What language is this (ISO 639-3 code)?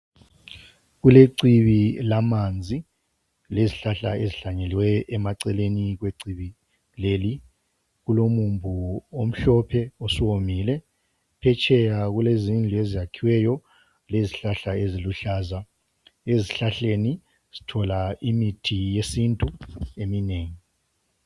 nde